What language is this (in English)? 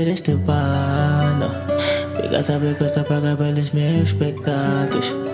Portuguese